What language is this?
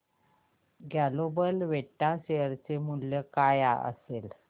Marathi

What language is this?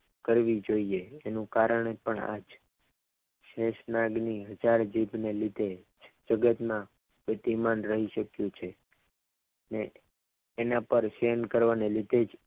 Gujarati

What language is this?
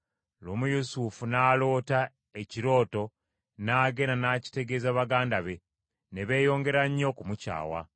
Ganda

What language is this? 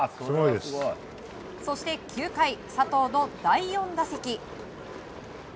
Japanese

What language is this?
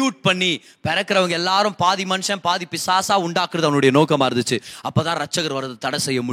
Tamil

